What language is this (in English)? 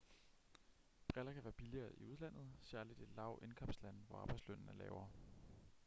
Danish